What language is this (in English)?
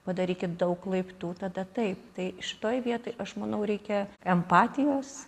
Lithuanian